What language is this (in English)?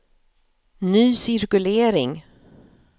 Swedish